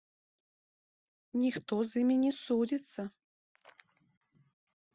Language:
Belarusian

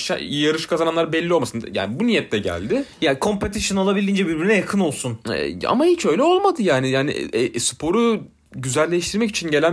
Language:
Turkish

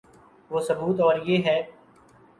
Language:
Urdu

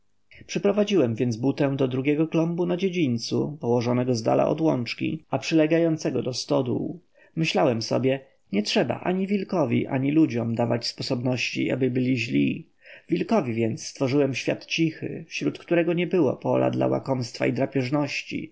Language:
Polish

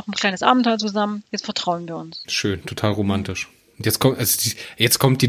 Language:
German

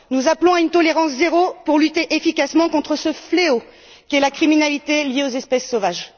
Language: French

